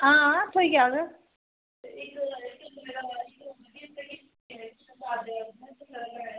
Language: Dogri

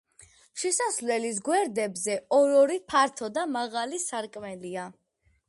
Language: Georgian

